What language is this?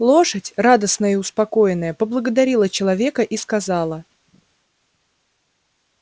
Russian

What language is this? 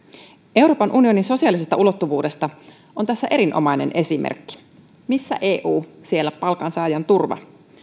Finnish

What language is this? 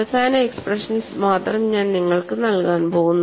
Malayalam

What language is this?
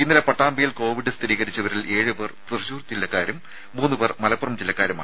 Malayalam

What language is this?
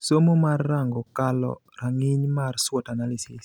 Luo (Kenya and Tanzania)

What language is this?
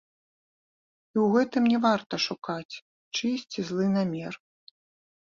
Belarusian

